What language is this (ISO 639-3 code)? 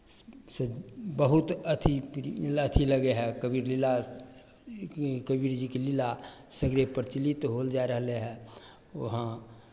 mai